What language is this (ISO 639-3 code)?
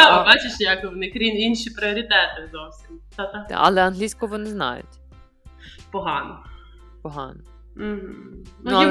ukr